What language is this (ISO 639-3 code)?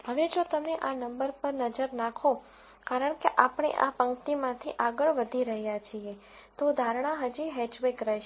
guj